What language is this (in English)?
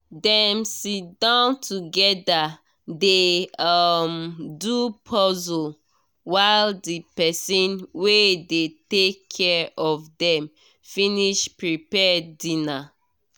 Nigerian Pidgin